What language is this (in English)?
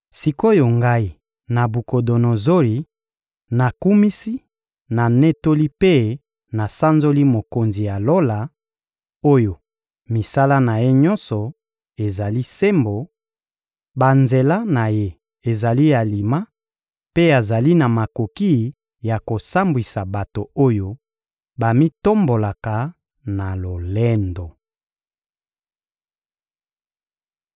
Lingala